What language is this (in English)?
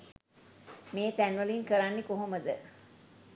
Sinhala